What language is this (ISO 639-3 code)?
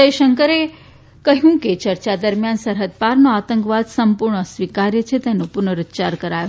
guj